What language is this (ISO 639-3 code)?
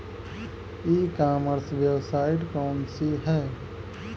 bho